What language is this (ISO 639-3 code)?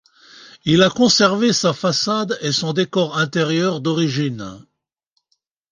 fra